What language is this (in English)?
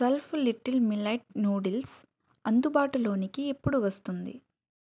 Telugu